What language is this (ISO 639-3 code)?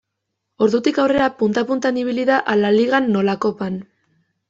eus